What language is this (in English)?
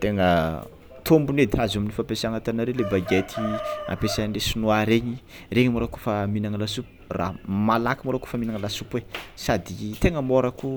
Tsimihety Malagasy